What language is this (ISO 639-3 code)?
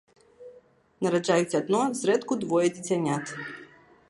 bel